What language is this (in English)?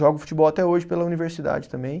Portuguese